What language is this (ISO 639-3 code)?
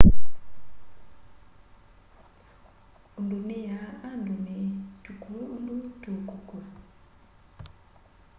kam